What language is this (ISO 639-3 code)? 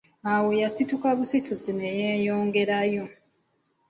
lug